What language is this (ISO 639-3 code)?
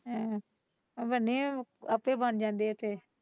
pan